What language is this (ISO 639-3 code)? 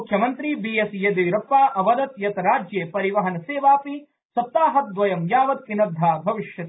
san